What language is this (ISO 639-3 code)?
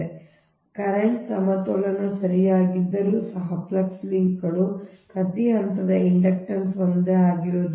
kan